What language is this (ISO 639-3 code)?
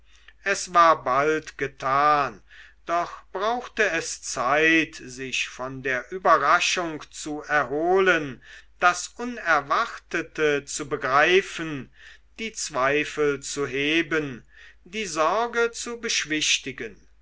deu